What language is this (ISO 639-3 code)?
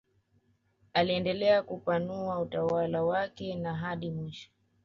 swa